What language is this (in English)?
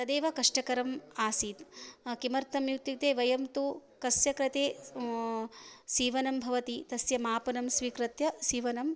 Sanskrit